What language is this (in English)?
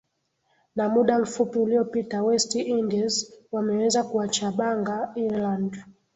Swahili